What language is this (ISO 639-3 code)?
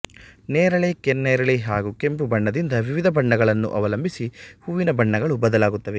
kan